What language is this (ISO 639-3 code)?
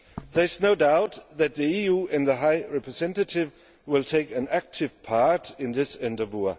eng